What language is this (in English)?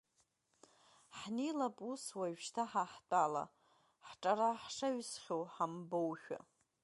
Abkhazian